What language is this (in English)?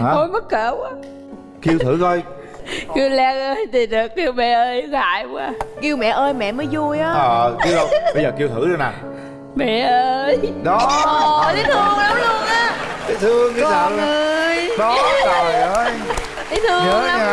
Vietnamese